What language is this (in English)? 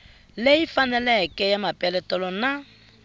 Tsonga